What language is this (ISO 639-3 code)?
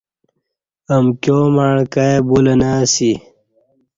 bsh